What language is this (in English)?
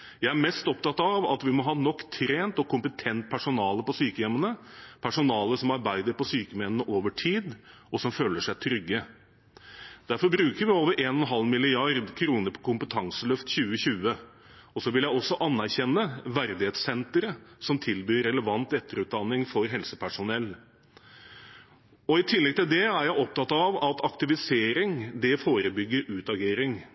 Norwegian Bokmål